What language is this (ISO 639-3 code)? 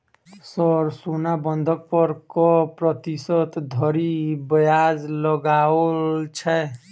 mai